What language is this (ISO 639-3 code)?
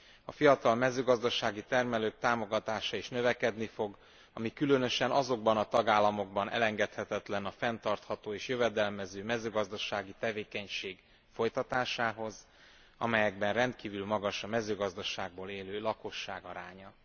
hun